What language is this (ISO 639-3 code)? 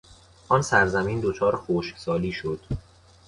fas